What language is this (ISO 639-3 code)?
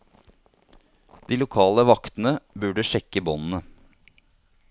nor